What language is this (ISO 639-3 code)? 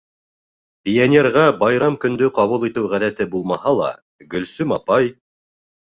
bak